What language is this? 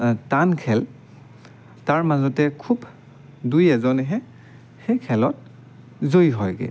Assamese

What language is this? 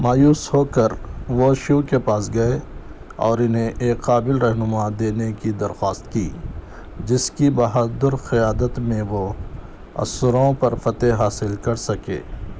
Urdu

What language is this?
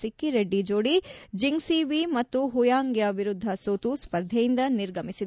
Kannada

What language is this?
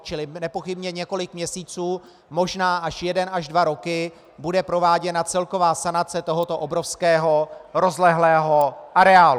Czech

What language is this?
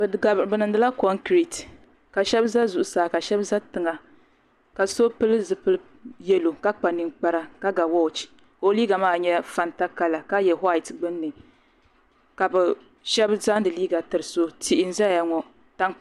Dagbani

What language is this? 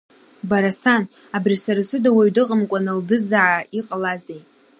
Abkhazian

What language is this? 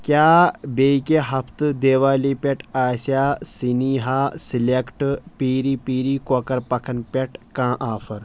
Kashmiri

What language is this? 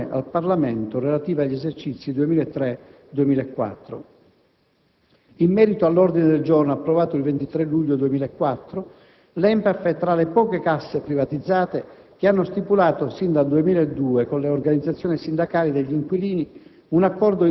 Italian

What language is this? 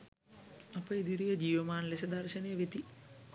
Sinhala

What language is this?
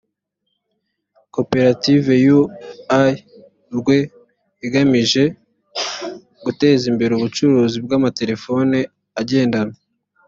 Kinyarwanda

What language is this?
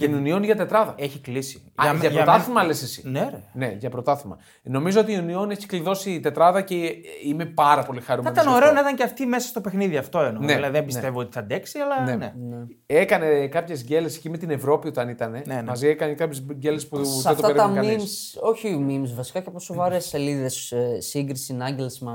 Greek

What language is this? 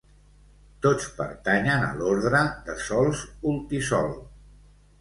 Catalan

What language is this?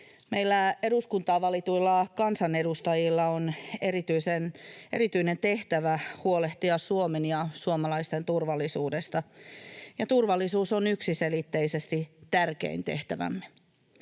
Finnish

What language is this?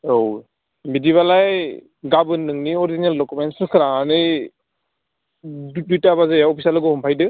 Bodo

